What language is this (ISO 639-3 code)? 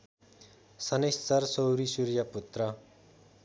nep